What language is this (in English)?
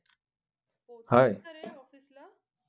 Marathi